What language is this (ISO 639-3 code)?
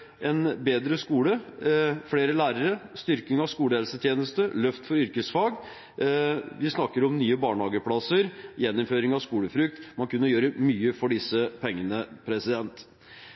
nob